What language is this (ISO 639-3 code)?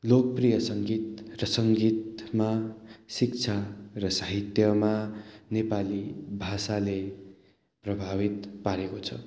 nep